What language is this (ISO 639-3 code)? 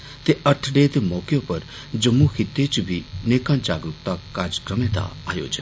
doi